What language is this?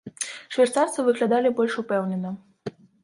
Belarusian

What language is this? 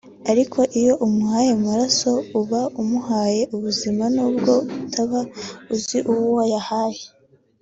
Kinyarwanda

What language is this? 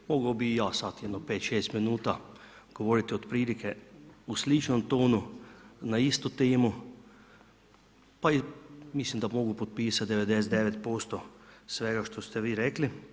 Croatian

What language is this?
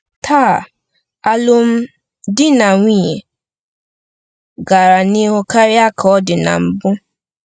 Igbo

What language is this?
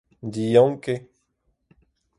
Breton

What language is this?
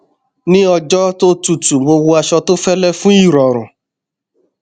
Yoruba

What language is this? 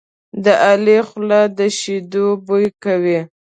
Pashto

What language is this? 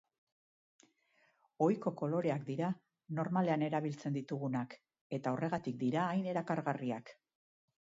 Basque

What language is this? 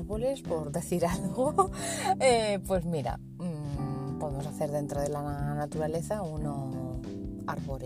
Spanish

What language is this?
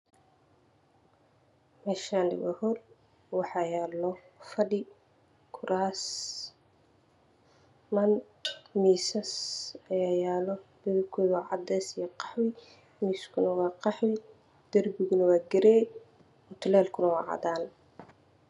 Somali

